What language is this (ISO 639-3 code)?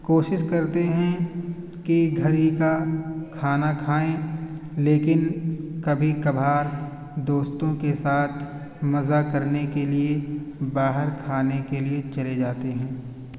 urd